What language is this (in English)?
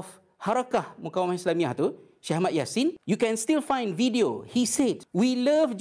Malay